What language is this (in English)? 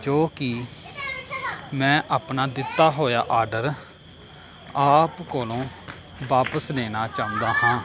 Punjabi